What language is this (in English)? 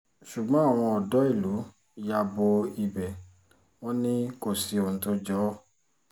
Yoruba